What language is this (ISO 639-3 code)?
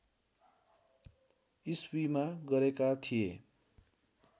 nep